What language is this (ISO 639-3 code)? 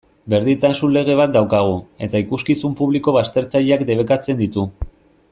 eus